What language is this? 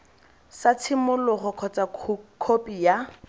Tswana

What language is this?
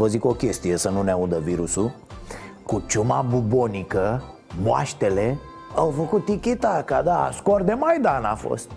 Romanian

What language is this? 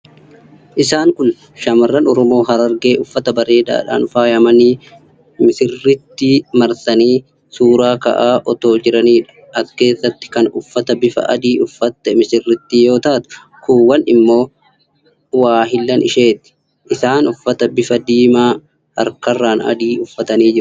Oromo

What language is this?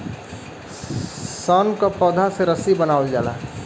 Bhojpuri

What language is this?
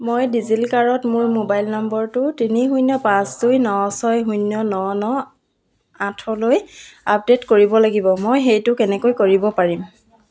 Assamese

